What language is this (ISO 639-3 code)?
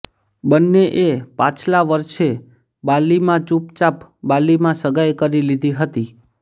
guj